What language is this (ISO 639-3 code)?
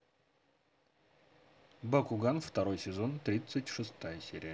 rus